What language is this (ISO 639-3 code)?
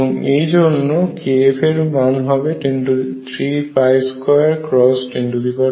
ben